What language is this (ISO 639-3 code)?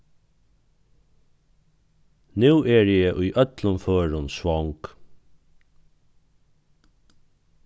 fao